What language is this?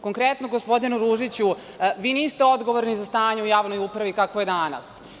Serbian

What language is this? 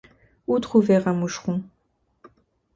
French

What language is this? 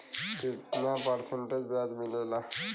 Bhojpuri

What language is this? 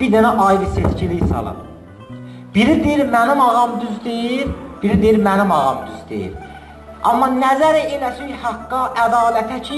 Turkish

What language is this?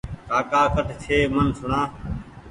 Goaria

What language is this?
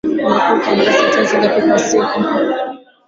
Swahili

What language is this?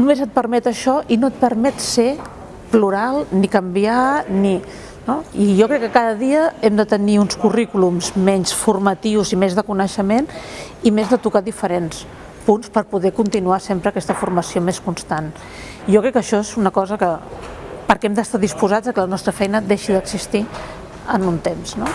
Spanish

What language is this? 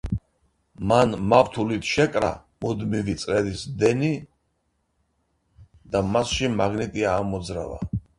Georgian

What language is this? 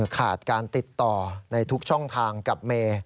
Thai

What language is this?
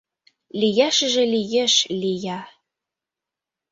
Mari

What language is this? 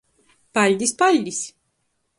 Latgalian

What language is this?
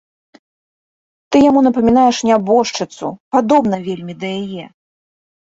Belarusian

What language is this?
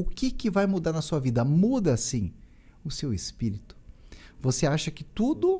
Portuguese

